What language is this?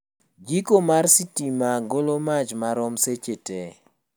Luo (Kenya and Tanzania)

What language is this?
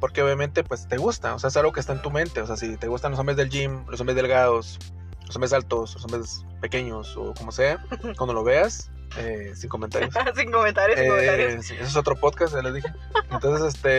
Spanish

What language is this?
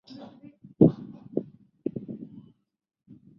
Chinese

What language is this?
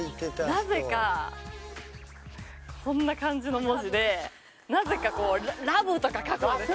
Japanese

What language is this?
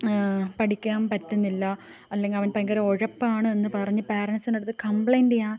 Malayalam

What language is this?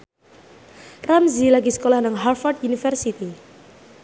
Javanese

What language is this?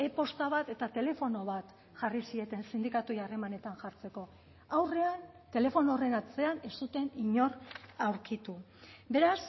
Basque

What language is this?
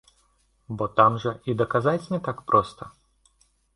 Belarusian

